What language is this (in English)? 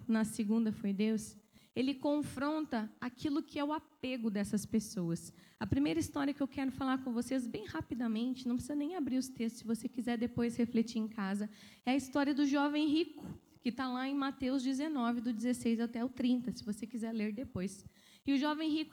Portuguese